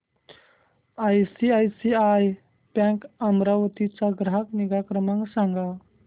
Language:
Marathi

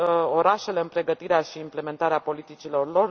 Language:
Romanian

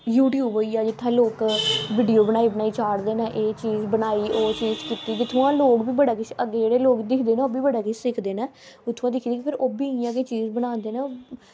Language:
Dogri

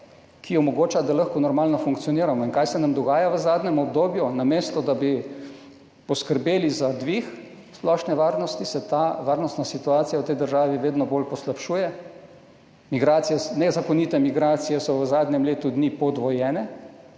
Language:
Slovenian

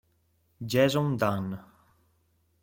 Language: Italian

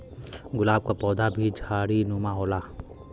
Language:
Bhojpuri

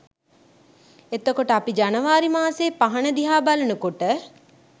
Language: Sinhala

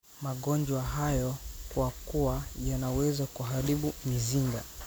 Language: Somali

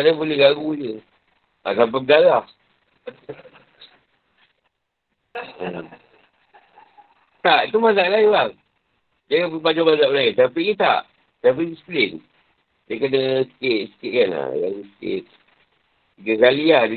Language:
Malay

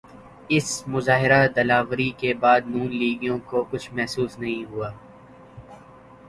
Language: Urdu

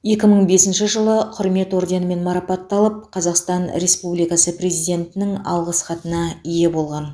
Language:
Kazakh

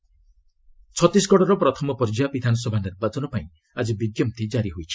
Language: Odia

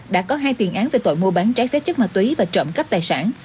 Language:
Vietnamese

